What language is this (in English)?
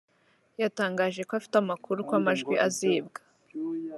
Kinyarwanda